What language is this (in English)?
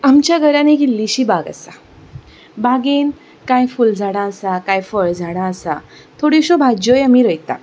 Konkani